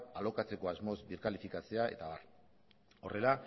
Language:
Basque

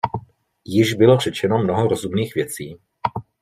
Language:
Czech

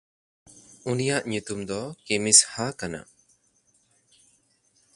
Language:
Santali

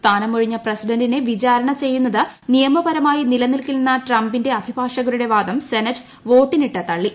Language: Malayalam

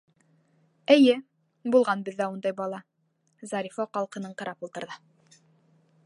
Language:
Bashkir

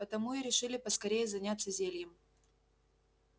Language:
Russian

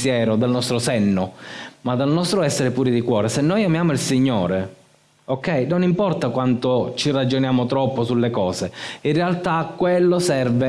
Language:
Italian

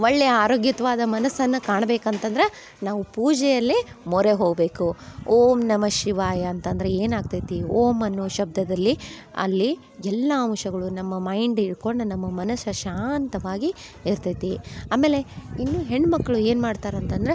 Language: Kannada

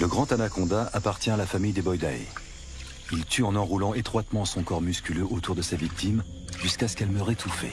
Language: French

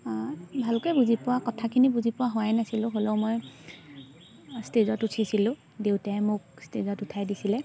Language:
Assamese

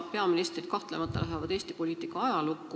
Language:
Estonian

